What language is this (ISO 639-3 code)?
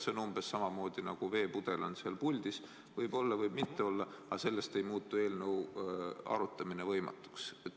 est